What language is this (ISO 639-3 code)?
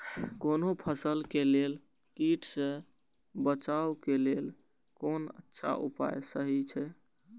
mai